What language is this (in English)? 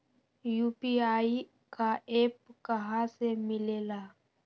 Magahi